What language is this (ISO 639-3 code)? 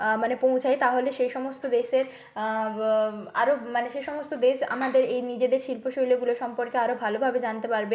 ben